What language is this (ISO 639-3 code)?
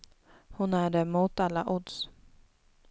swe